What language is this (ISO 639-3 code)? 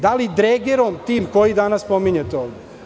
srp